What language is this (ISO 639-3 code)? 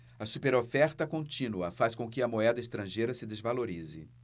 por